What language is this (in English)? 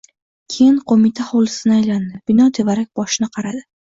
Uzbek